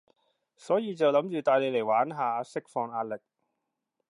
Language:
Cantonese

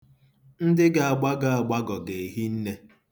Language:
Igbo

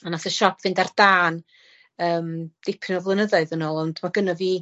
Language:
Welsh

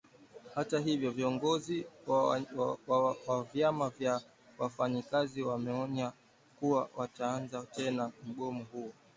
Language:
Swahili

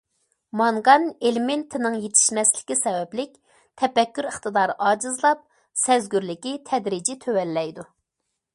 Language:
Uyghur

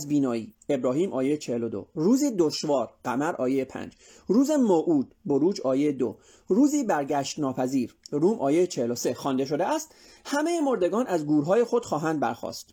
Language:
Persian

